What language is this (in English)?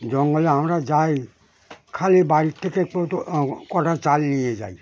Bangla